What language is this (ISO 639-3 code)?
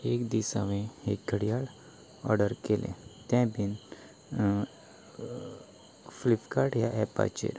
kok